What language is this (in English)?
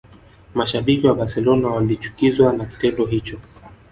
Swahili